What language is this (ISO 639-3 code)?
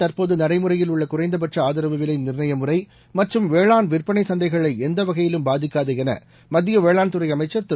tam